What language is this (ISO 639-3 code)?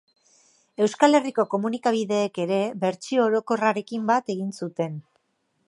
eus